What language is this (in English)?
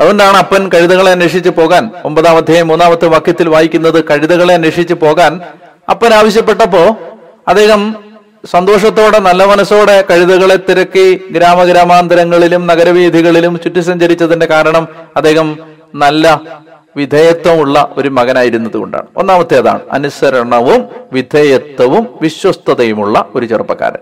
Malayalam